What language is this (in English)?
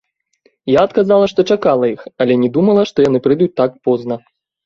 Belarusian